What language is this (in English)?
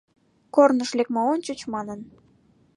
Mari